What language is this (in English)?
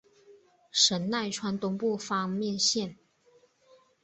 Chinese